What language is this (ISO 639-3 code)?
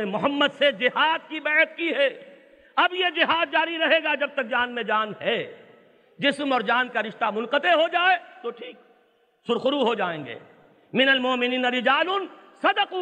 urd